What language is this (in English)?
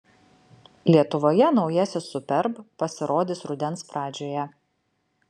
Lithuanian